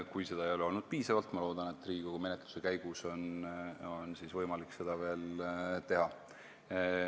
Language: Estonian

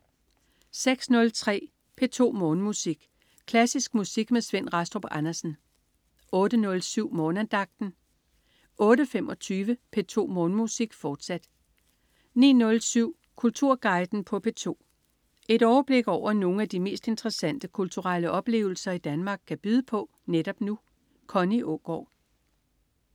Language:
Danish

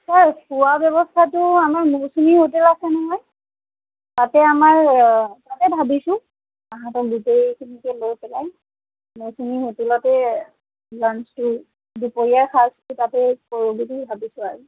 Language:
Assamese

